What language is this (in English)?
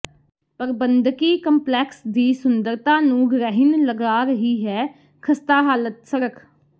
Punjabi